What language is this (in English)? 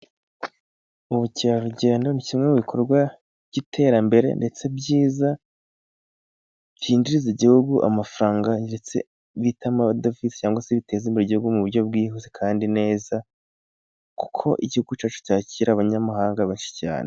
Kinyarwanda